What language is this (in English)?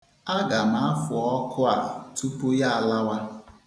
Igbo